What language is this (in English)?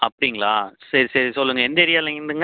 Tamil